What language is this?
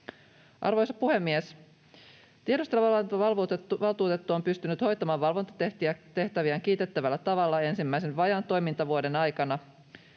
Finnish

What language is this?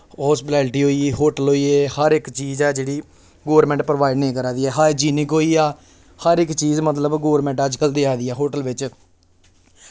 Dogri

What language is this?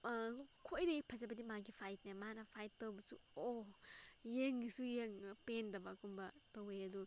Manipuri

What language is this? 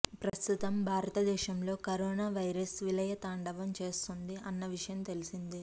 Telugu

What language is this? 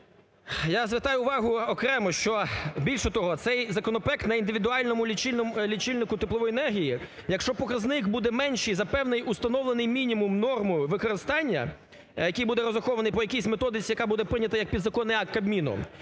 Ukrainian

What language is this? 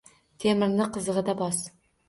Uzbek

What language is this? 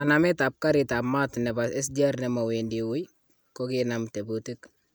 Kalenjin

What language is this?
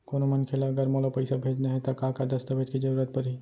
Chhattisgarhi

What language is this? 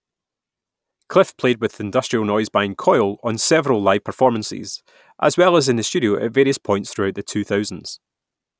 English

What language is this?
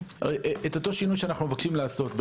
Hebrew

